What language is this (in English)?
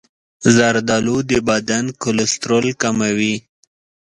Pashto